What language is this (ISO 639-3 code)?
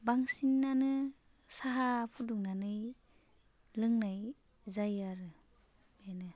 brx